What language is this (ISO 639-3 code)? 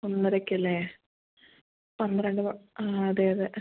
mal